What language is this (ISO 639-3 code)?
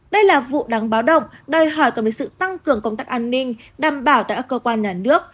vie